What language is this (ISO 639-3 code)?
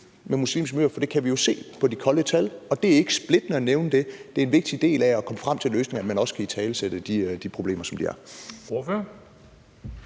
dan